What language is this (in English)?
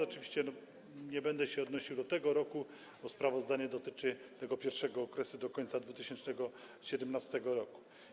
Polish